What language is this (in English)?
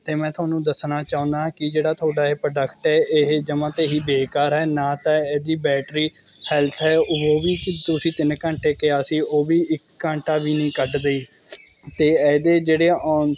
Punjabi